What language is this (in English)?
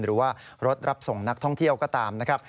Thai